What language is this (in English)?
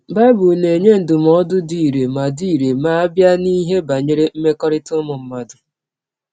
Igbo